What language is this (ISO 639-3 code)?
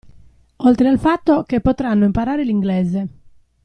ita